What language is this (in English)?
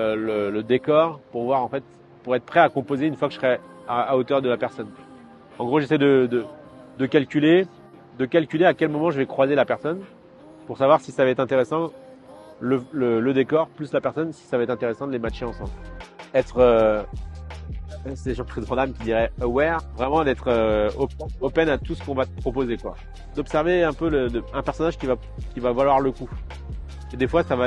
French